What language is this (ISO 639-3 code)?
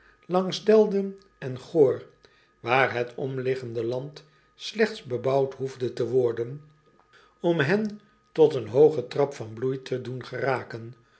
nld